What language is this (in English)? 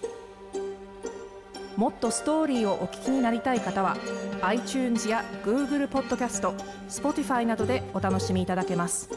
Japanese